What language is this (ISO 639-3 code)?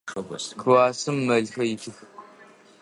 ady